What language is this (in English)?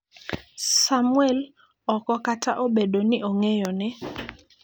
Luo (Kenya and Tanzania)